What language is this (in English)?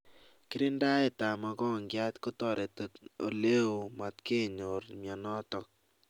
Kalenjin